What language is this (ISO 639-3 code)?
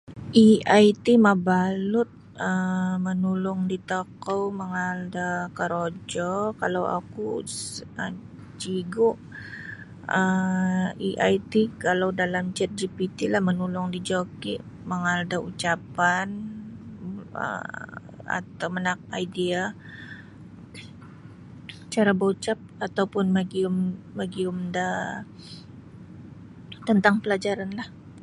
bsy